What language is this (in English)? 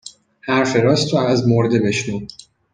Persian